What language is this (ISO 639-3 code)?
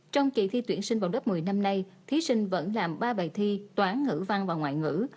vie